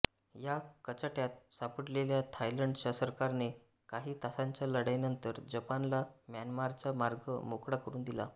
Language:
Marathi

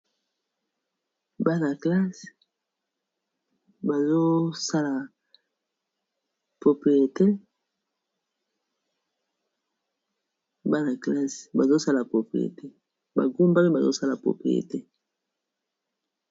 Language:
Lingala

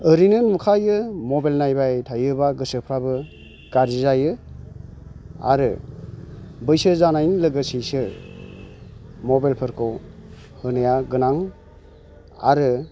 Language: Bodo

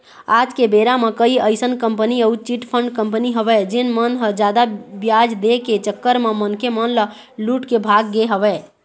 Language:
Chhattisgarhi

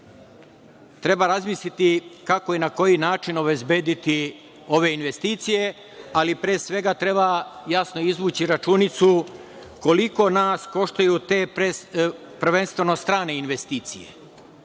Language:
Serbian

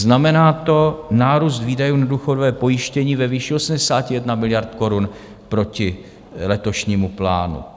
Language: Czech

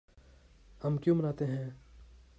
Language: Urdu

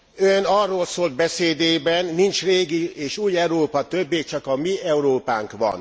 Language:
Hungarian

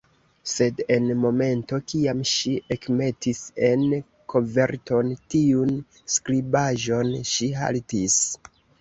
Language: Esperanto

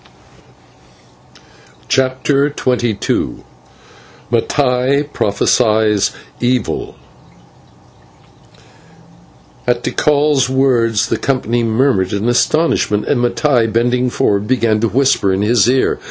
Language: English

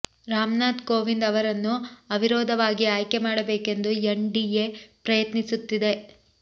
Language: Kannada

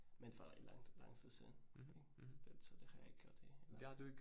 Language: Danish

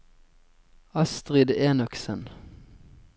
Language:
Norwegian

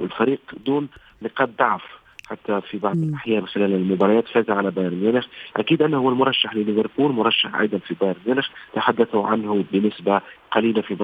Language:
Arabic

